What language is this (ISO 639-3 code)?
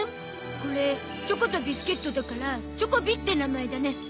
jpn